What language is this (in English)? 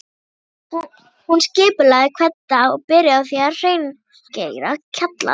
Icelandic